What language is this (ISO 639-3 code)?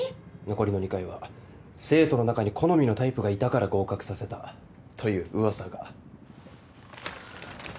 jpn